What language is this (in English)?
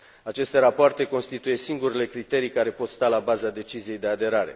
Romanian